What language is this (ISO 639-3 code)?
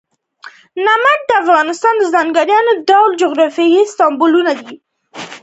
pus